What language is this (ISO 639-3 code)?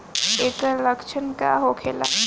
bho